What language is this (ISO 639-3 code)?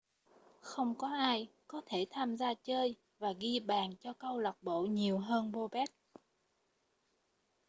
vie